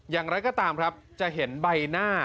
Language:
Thai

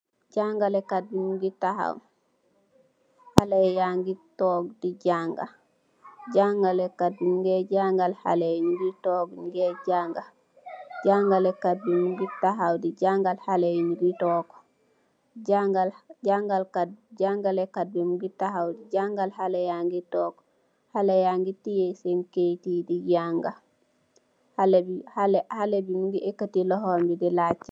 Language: Wolof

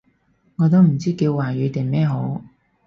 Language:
Cantonese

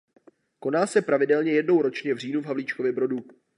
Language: Czech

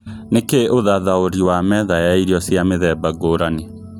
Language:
Kikuyu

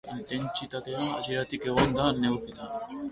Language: Basque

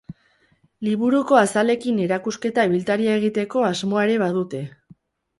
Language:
Basque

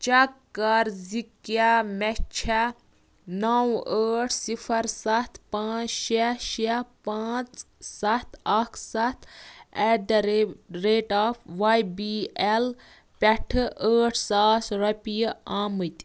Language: Kashmiri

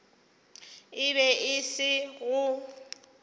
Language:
Northern Sotho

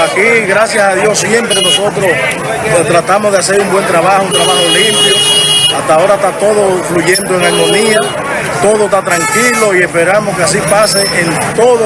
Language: Spanish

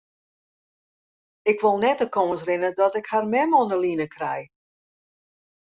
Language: Western Frisian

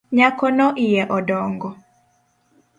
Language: Luo (Kenya and Tanzania)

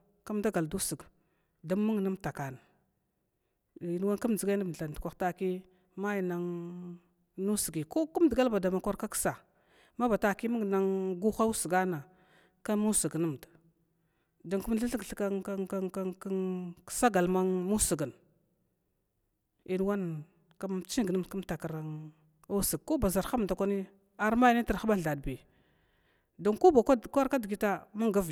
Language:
Glavda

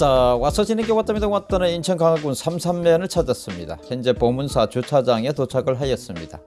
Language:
Korean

